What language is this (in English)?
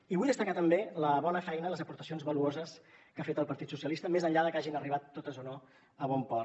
Catalan